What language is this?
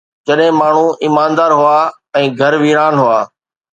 Sindhi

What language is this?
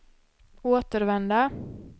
Swedish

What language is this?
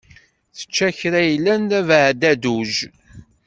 Kabyle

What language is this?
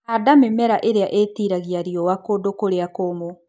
Kikuyu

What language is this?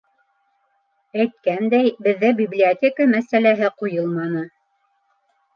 Bashkir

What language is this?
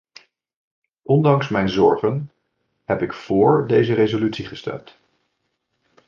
Dutch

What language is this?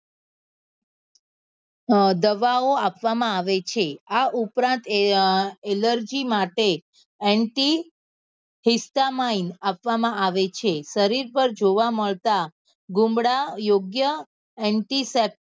Gujarati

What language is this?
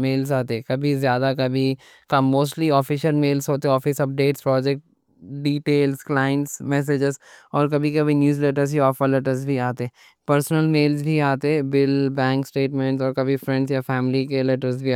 Deccan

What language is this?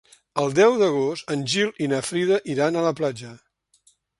Catalan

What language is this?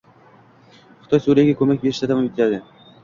Uzbek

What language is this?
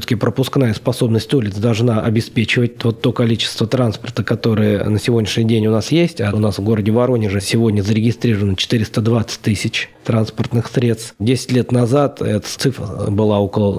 Russian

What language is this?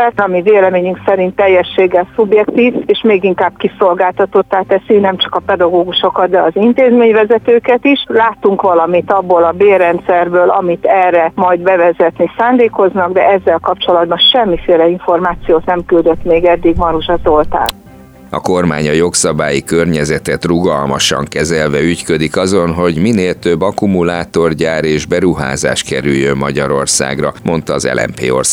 Hungarian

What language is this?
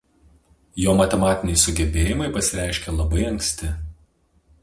Lithuanian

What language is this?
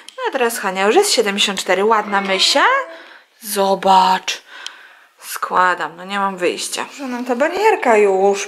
Polish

